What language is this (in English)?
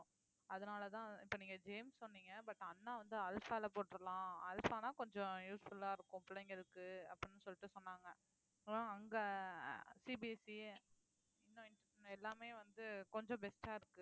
Tamil